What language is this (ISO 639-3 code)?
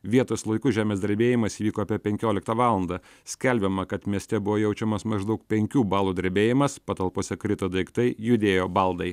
lit